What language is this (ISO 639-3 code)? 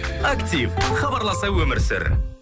kaz